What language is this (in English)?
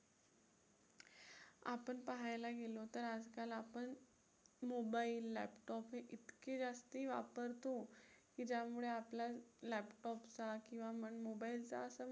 Marathi